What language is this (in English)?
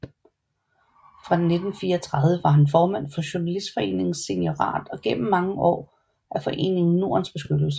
Danish